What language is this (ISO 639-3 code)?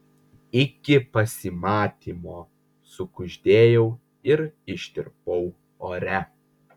lit